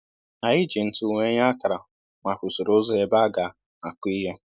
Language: Igbo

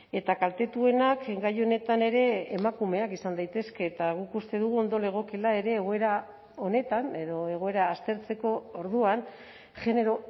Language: Basque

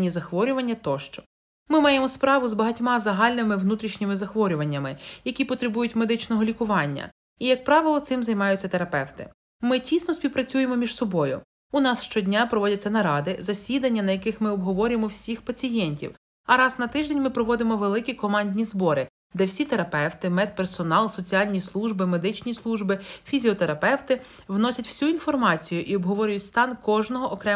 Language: Ukrainian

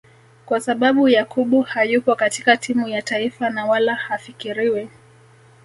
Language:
Swahili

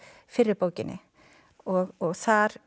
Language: Icelandic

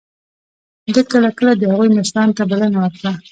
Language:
Pashto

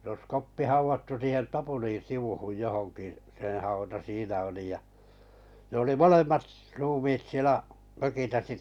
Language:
Finnish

